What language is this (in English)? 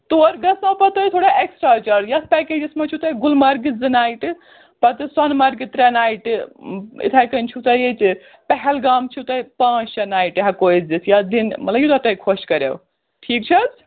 Kashmiri